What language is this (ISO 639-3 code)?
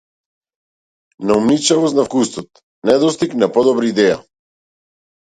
mkd